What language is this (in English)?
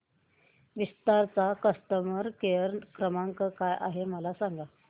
Marathi